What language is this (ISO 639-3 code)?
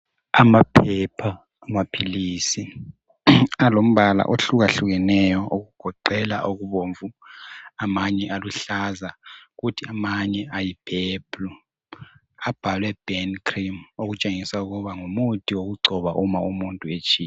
nde